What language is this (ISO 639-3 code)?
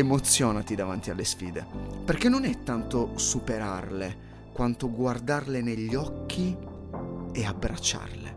ita